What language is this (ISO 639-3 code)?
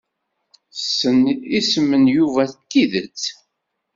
kab